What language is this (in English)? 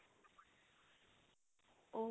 Assamese